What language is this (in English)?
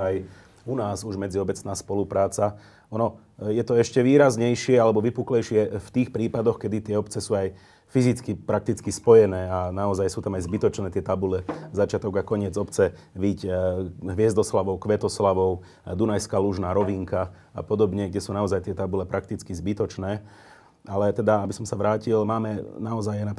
Slovak